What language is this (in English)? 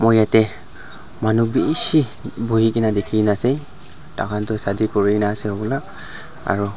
Naga Pidgin